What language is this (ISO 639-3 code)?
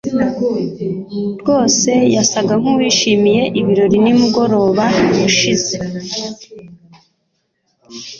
kin